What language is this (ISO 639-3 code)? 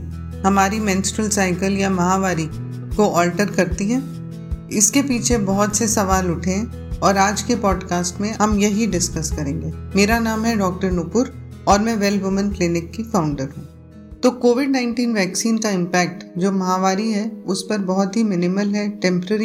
hin